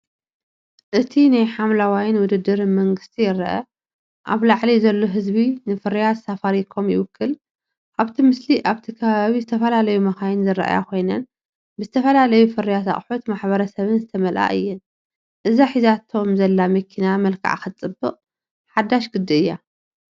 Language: Tigrinya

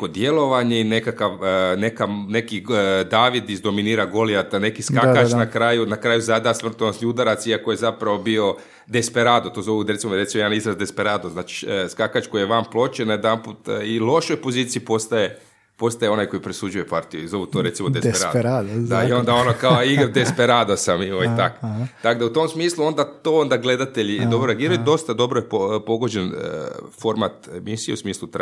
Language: Croatian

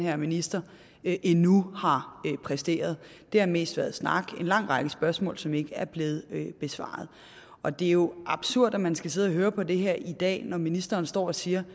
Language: Danish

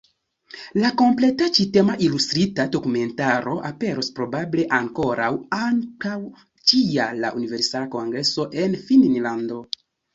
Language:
Esperanto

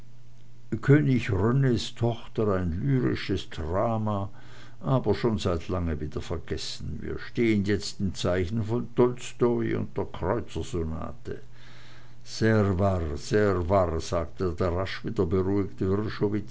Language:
German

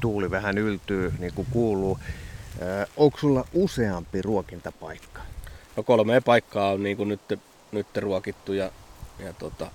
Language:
Finnish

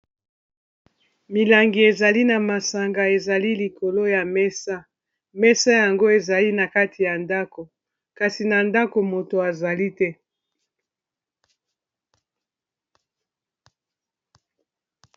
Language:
Lingala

